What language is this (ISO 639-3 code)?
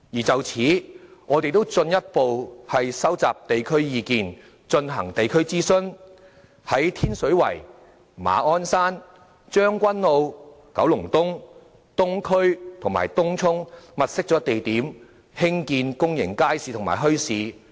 yue